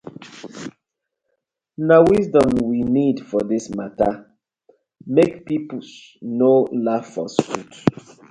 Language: Nigerian Pidgin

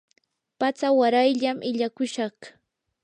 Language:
Yanahuanca Pasco Quechua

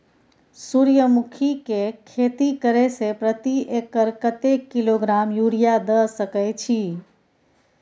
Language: Maithili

